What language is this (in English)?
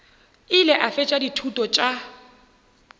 Northern Sotho